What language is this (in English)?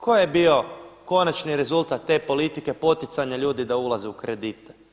Croatian